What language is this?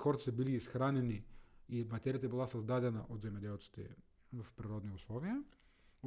Bulgarian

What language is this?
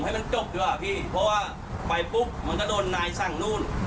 Thai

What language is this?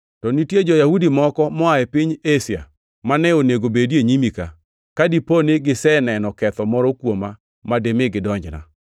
Luo (Kenya and Tanzania)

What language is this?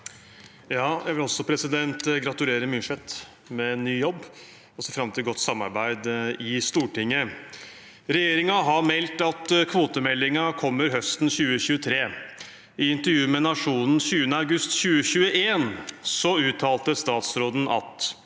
Norwegian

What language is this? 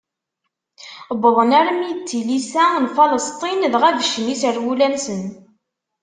Kabyle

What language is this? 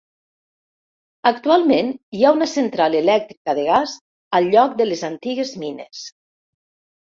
Catalan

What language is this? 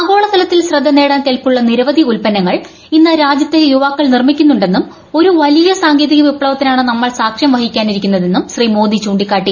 Malayalam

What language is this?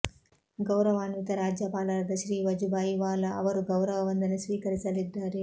Kannada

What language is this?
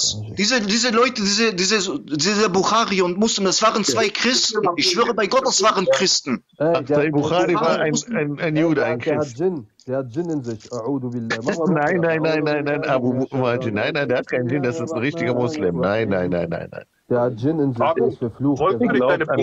German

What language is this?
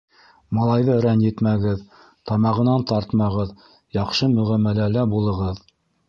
Bashkir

